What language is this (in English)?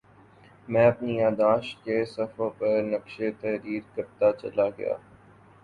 Urdu